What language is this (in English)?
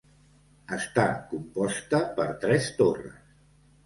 Catalan